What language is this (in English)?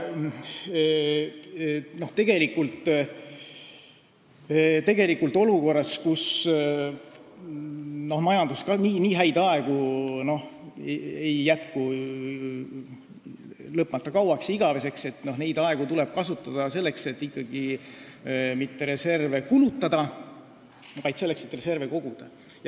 Estonian